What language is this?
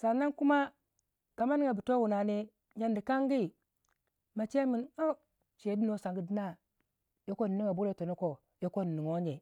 Waja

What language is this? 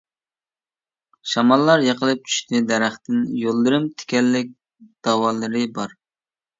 Uyghur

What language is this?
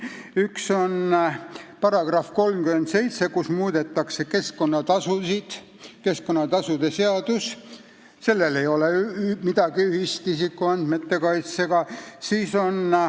Estonian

